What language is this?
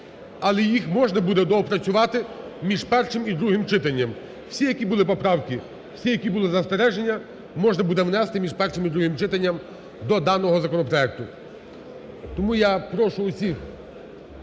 Ukrainian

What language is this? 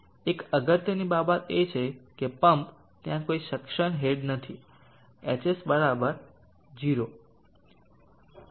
Gujarati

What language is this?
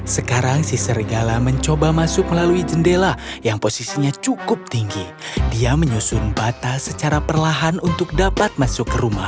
Indonesian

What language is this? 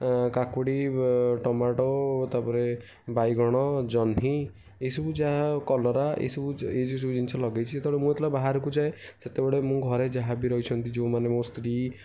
Odia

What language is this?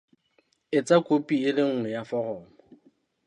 Southern Sotho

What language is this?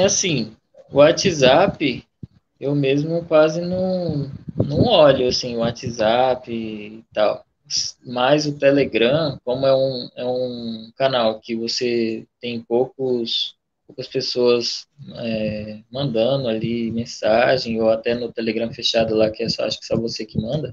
Portuguese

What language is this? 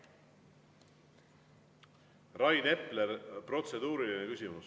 Estonian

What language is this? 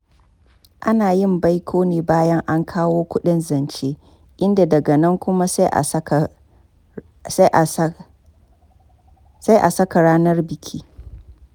Hausa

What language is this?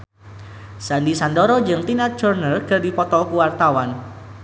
Sundanese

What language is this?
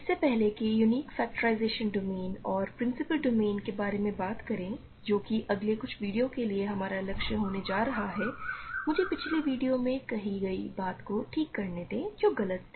Hindi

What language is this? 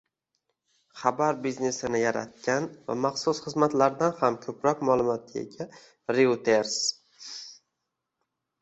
Uzbek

